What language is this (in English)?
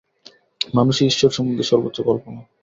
Bangla